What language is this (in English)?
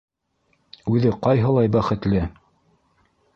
Bashkir